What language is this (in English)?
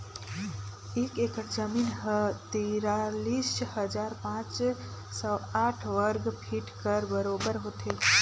Chhattisgarhi